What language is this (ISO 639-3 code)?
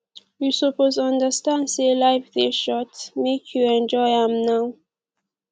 pcm